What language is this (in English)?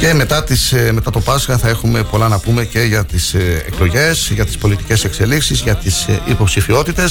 Greek